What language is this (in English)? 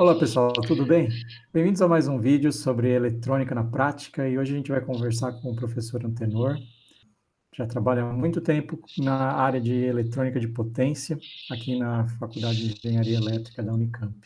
Portuguese